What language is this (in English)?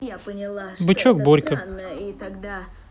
Russian